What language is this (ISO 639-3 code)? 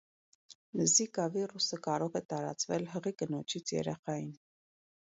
hye